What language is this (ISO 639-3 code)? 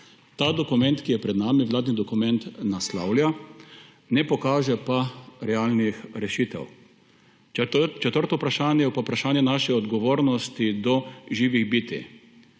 slv